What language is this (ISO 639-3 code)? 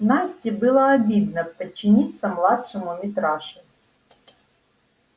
rus